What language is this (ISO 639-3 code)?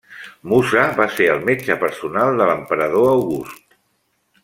cat